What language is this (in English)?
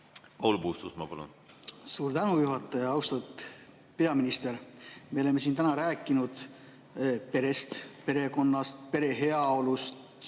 Estonian